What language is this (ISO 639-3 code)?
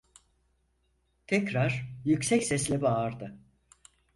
tur